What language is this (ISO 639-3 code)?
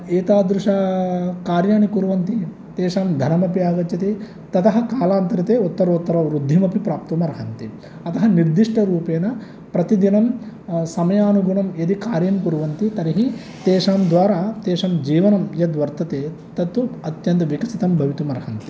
san